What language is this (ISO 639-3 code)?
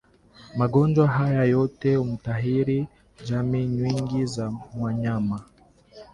swa